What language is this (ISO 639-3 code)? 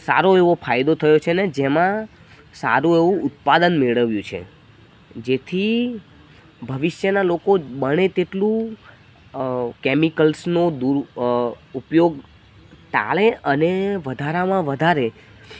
guj